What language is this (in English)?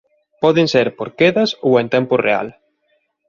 Galician